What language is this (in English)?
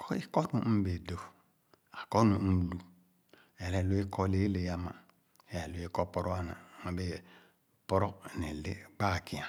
Khana